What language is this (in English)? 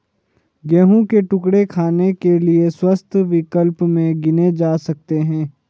Hindi